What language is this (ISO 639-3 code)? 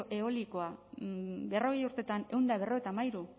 eus